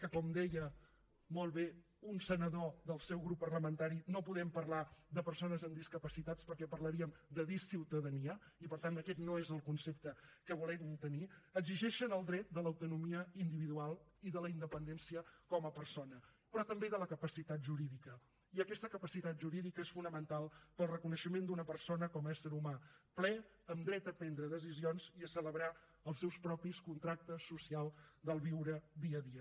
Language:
Catalan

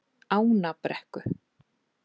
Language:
Icelandic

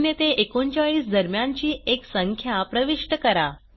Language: Marathi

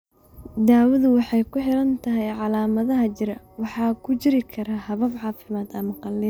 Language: Somali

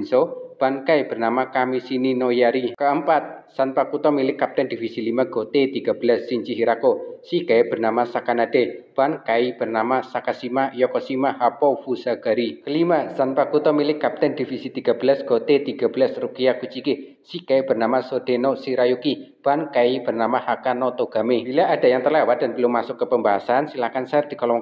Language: Indonesian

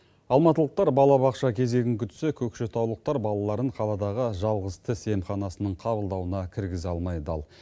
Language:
Kazakh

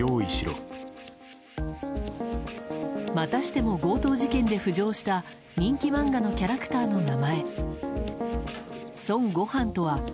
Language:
Japanese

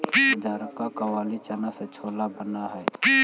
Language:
Magahi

